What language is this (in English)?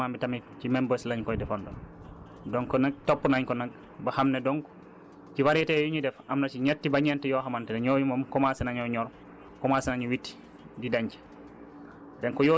Wolof